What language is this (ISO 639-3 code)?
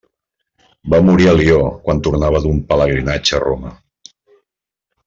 cat